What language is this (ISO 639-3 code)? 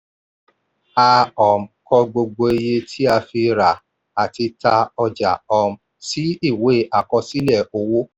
yor